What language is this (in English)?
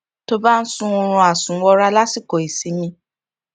Yoruba